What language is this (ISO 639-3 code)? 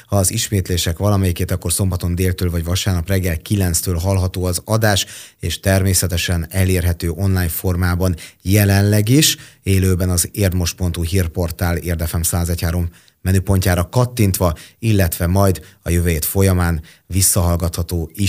hun